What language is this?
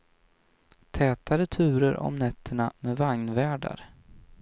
Swedish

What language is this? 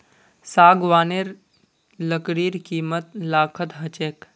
Magahi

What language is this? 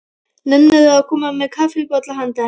Icelandic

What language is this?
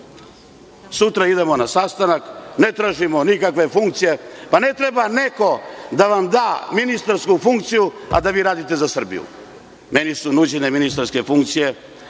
Serbian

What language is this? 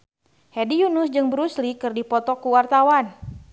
Sundanese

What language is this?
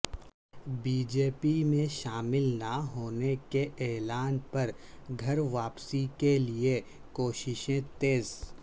Urdu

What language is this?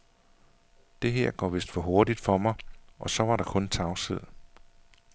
Danish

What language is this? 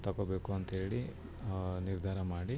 Kannada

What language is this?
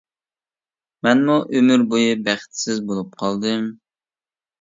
Uyghur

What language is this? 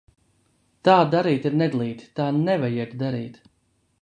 Latvian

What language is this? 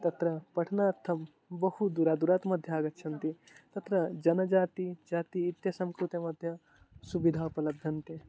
Sanskrit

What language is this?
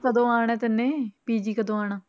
Punjabi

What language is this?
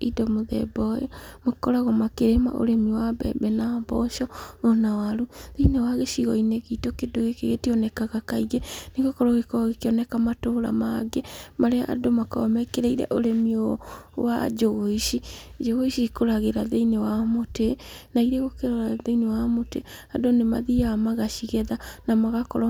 Kikuyu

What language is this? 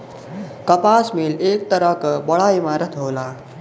Bhojpuri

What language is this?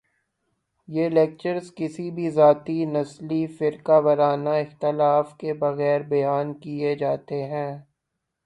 Urdu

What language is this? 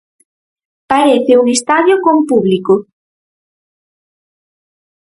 Galician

